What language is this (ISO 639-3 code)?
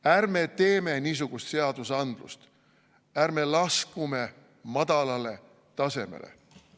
est